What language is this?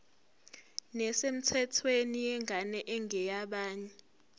Zulu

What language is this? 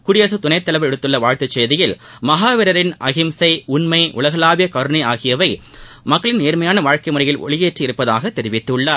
Tamil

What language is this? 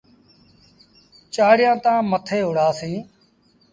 Sindhi Bhil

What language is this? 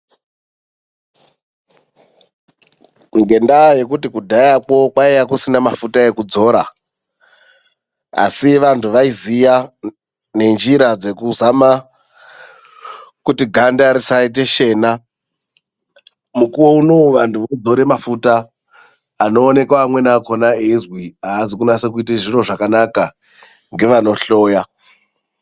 Ndau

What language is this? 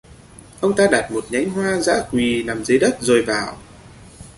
Vietnamese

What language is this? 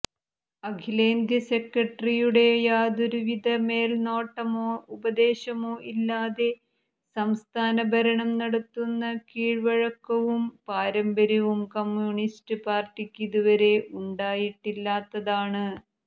Malayalam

